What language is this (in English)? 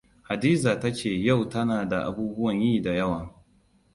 Hausa